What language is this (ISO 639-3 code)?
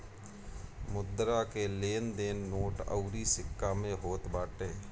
bho